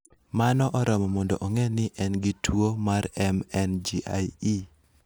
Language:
Luo (Kenya and Tanzania)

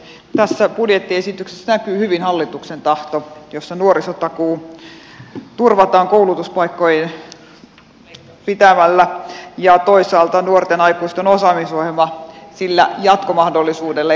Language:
Finnish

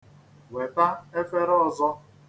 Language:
Igbo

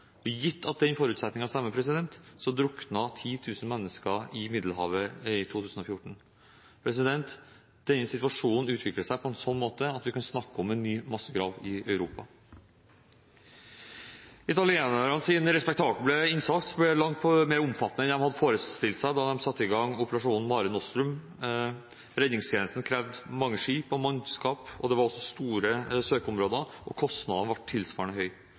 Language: Norwegian Bokmål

